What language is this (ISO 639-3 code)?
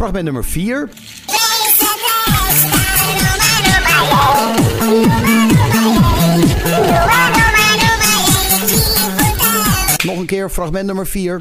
nld